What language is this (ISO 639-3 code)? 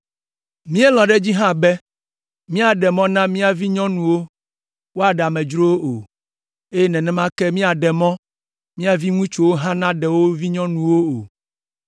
ewe